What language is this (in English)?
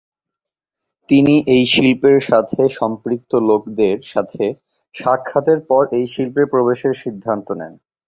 Bangla